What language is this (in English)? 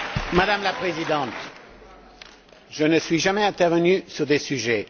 French